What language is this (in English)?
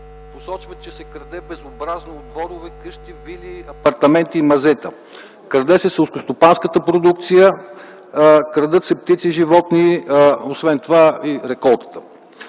Bulgarian